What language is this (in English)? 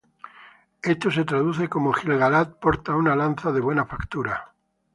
Spanish